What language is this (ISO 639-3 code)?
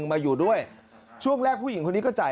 tha